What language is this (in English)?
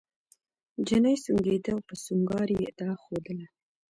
Pashto